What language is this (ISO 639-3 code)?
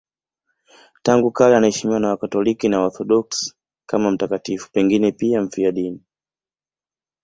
swa